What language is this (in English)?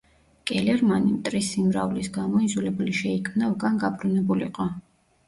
Georgian